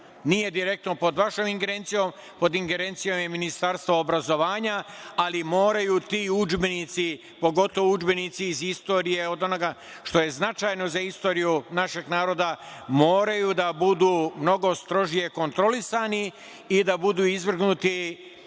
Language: Serbian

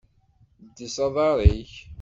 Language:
Kabyle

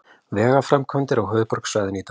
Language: Icelandic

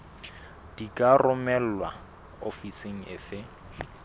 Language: Southern Sotho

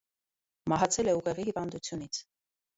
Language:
Armenian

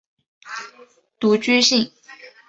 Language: Chinese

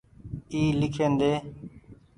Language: Goaria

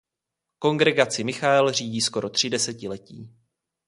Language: Czech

